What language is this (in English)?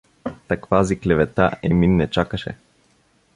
Bulgarian